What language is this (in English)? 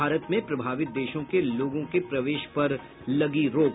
Hindi